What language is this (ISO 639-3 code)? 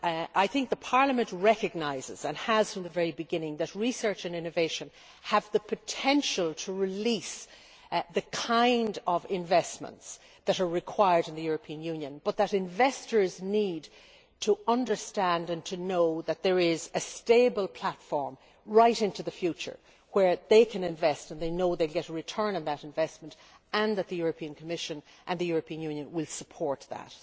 eng